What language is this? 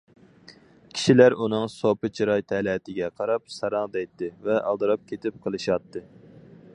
Uyghur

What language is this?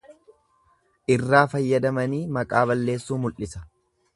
Oromo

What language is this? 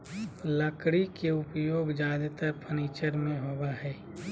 Magahi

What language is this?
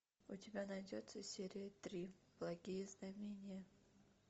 Russian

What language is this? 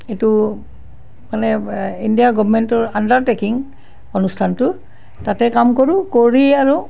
Assamese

